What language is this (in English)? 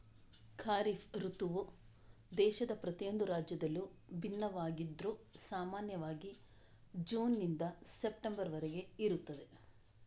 Kannada